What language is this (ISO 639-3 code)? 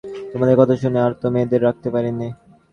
ben